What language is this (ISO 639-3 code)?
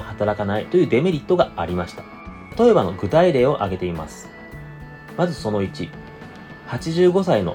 jpn